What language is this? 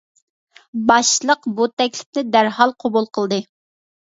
Uyghur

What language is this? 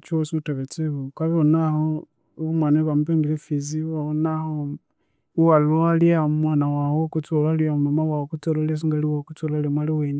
Konzo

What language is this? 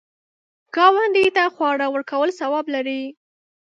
Pashto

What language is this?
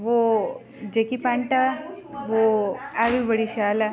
Dogri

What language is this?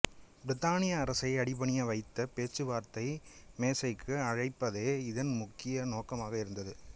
Tamil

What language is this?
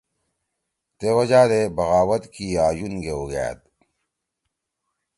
Torwali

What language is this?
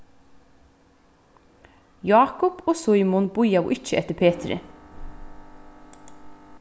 Faroese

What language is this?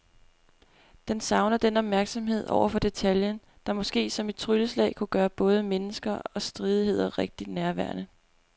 Danish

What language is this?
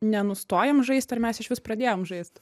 Lithuanian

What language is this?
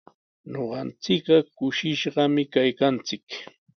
Sihuas Ancash Quechua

